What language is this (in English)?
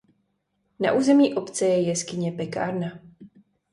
Czech